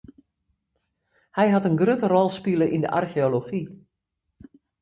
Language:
Western Frisian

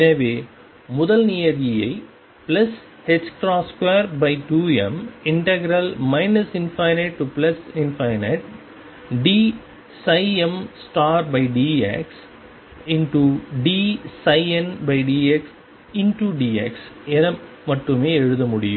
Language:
Tamil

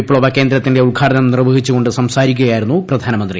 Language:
Malayalam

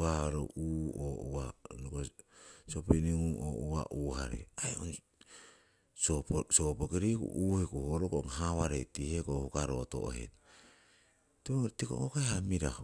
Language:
Siwai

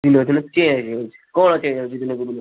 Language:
Odia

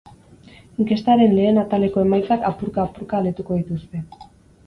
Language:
Basque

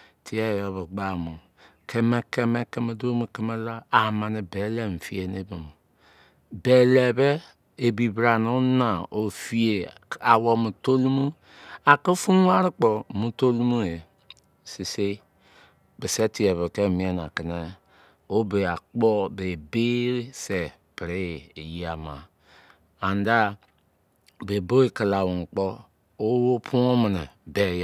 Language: Izon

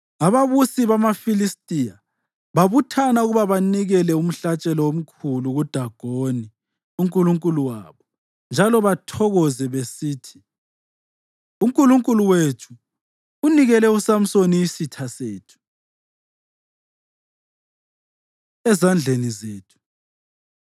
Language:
North Ndebele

